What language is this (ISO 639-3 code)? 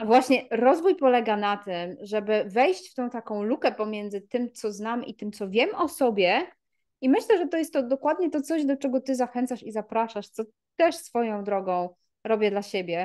pol